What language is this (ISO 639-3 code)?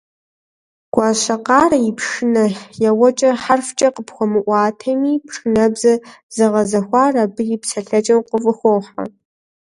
kbd